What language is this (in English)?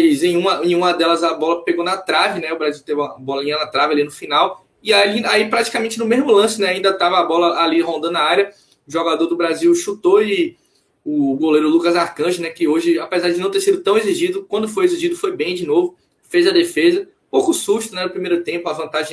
Portuguese